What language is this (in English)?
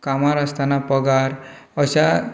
Konkani